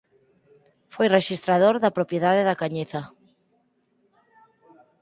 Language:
Galician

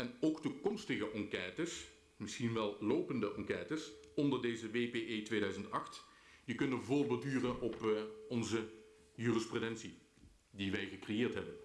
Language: Dutch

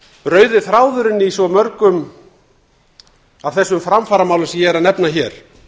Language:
Icelandic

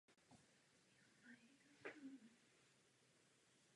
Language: Czech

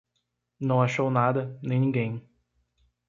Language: Portuguese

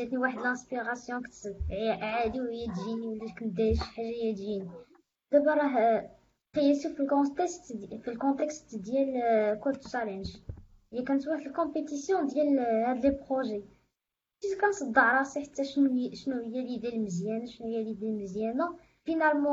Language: Arabic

